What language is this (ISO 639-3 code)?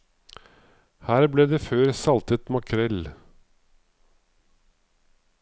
nor